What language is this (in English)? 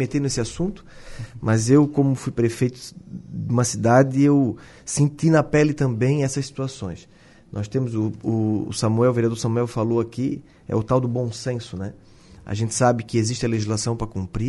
Portuguese